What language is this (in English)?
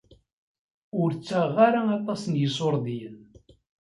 Kabyle